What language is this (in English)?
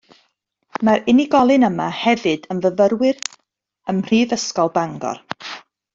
Welsh